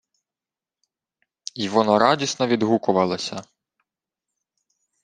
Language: Ukrainian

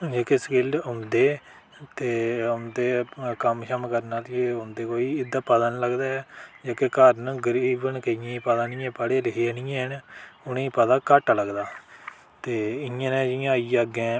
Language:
Dogri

